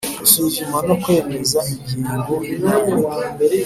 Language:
Kinyarwanda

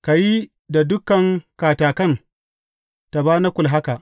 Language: Hausa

